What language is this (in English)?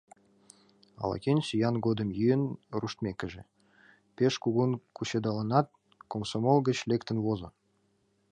Mari